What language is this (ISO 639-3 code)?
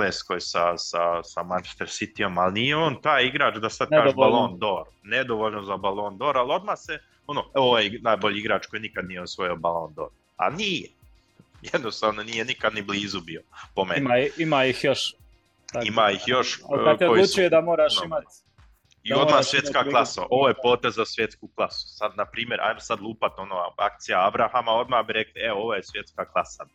hrv